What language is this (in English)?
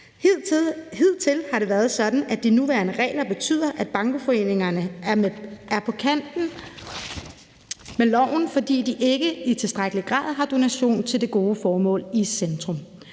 Danish